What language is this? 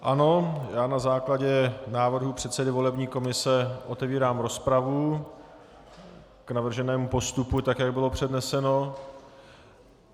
Czech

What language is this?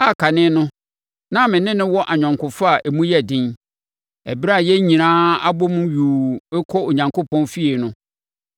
Akan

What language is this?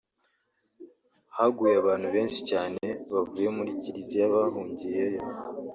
Kinyarwanda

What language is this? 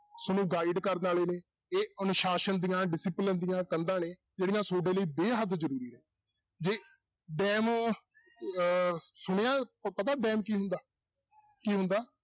Punjabi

